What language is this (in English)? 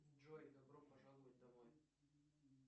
Russian